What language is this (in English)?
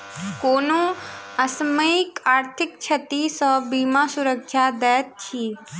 Maithili